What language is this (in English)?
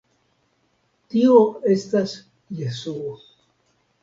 Esperanto